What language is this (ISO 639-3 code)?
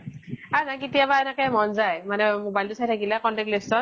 asm